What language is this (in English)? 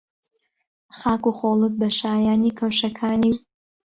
Central Kurdish